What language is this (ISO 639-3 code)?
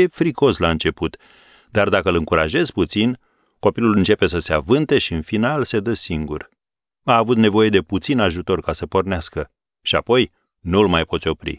ron